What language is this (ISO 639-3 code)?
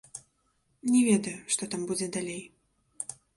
bel